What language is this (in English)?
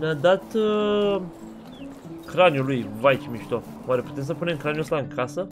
Romanian